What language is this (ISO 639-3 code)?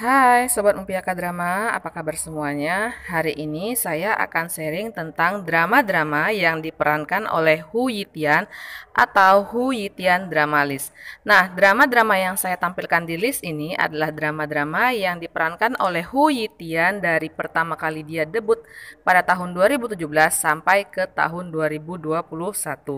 ind